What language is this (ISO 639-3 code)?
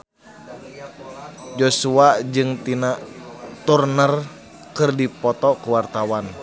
sun